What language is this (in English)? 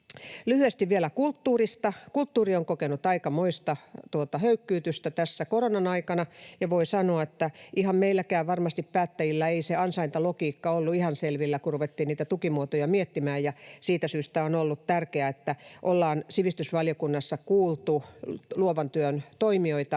Finnish